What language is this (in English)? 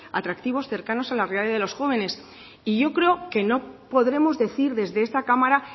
Spanish